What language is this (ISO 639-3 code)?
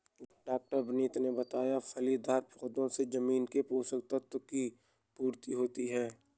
hin